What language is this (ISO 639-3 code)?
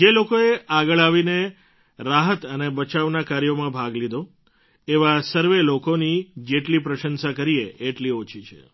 guj